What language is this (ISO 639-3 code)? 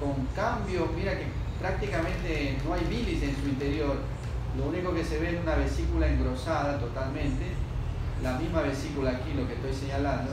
spa